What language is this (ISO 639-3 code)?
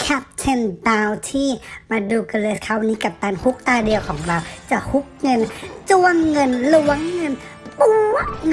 tha